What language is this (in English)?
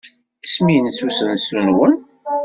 Kabyle